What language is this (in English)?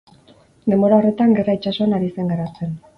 Basque